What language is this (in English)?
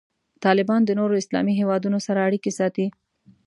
Pashto